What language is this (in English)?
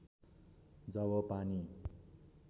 Nepali